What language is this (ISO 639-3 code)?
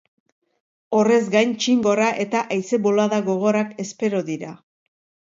eus